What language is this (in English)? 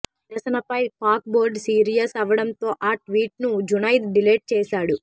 Telugu